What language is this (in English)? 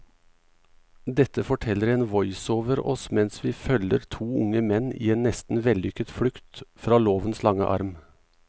Norwegian